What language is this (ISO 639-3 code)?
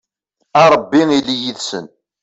kab